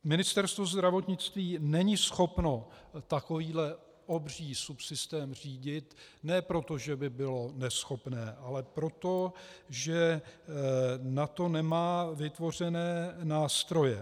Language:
Czech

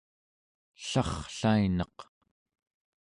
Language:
Central Yupik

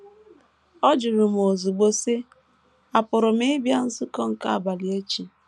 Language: Igbo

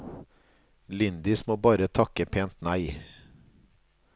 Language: Norwegian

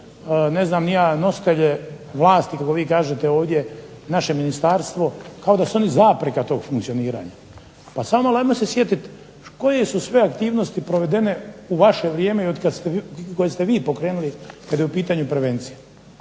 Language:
Croatian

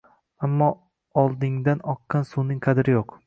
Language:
Uzbek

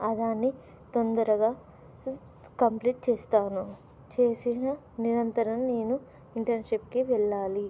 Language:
Telugu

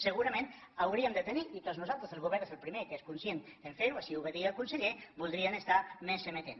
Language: Catalan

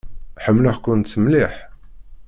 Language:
Kabyle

